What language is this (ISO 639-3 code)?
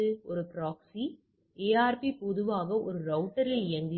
tam